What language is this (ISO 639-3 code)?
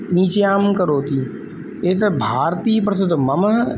san